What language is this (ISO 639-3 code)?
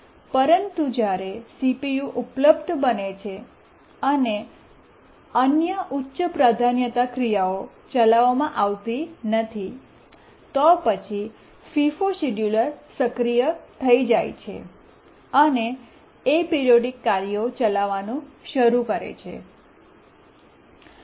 guj